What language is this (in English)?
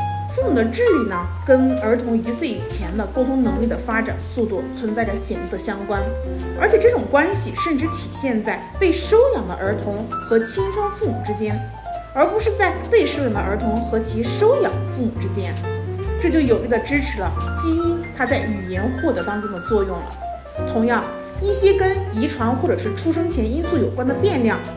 Chinese